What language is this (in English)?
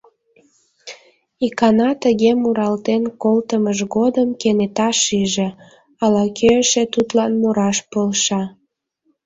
Mari